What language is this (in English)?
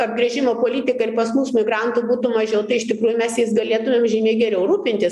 Lithuanian